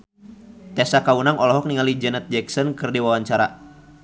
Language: Sundanese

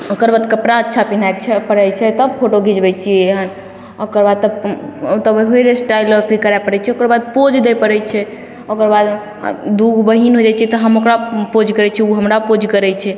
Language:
Maithili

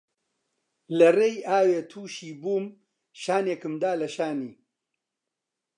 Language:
Central Kurdish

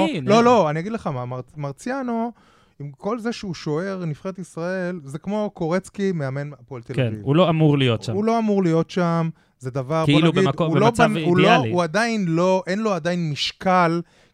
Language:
Hebrew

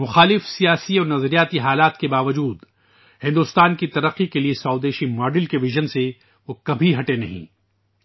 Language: Urdu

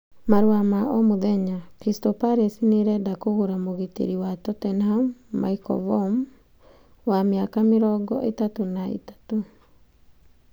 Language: Kikuyu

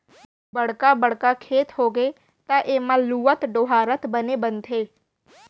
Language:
Chhattisgarhi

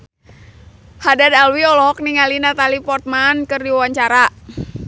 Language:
Sundanese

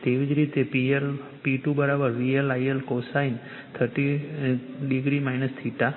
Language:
Gujarati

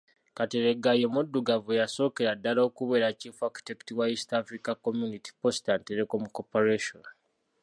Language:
Ganda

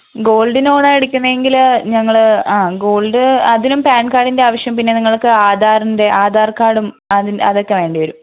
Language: Malayalam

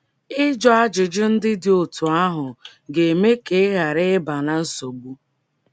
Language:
Igbo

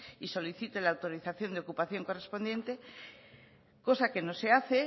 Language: Spanish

